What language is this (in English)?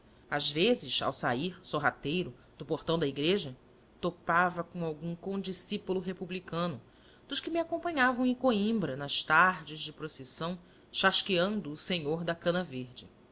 Portuguese